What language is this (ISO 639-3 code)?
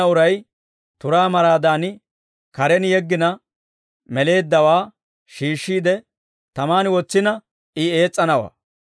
dwr